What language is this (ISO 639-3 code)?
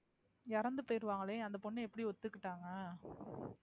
tam